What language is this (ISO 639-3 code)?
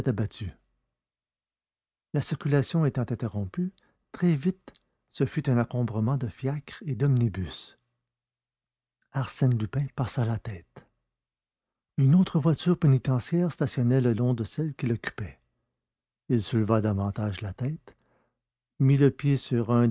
fra